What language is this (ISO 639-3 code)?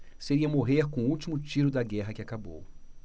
por